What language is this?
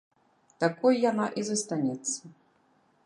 Belarusian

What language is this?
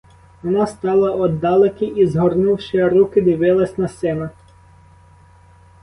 Ukrainian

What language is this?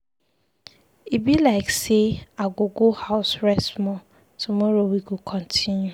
Nigerian Pidgin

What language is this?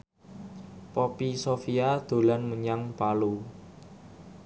Javanese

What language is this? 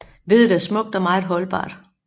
Danish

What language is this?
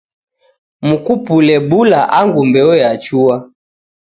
Taita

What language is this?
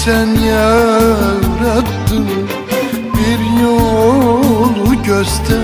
Turkish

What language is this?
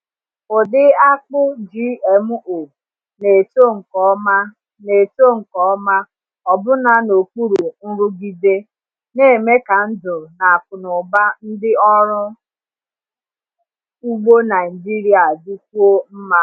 Igbo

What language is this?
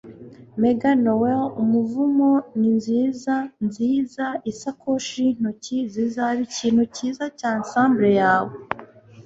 Kinyarwanda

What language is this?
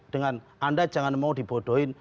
Indonesian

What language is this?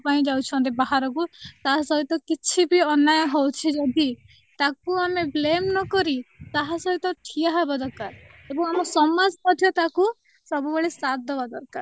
Odia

